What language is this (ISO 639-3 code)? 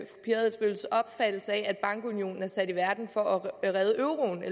dan